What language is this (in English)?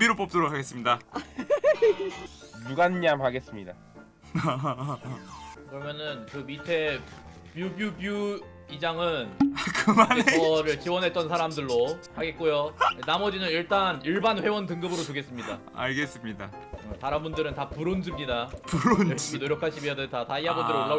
Korean